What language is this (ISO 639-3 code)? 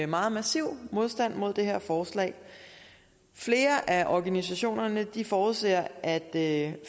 dan